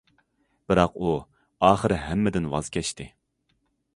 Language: Uyghur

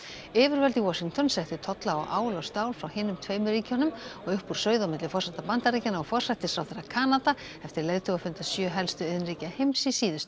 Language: Icelandic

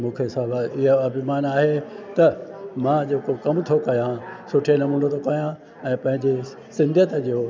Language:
Sindhi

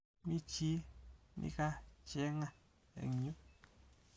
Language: Kalenjin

